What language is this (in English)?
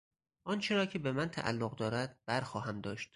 Persian